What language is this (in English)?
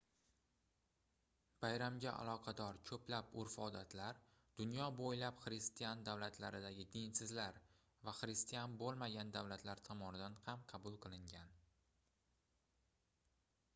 Uzbek